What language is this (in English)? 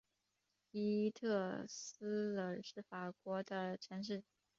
Chinese